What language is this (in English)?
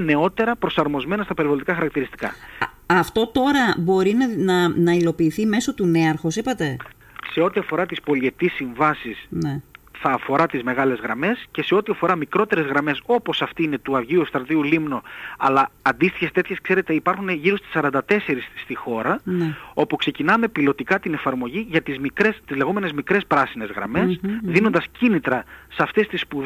Greek